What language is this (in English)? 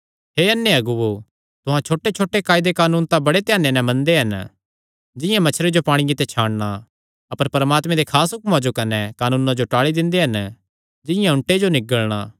Kangri